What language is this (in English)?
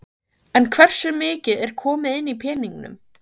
Icelandic